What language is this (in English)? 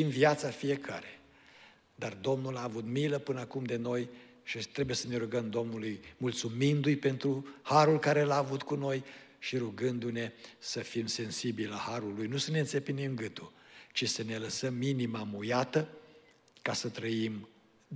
Romanian